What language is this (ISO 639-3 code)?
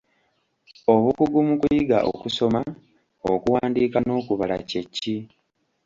lug